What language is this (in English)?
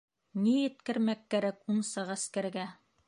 Bashkir